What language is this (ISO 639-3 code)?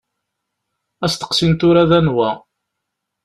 kab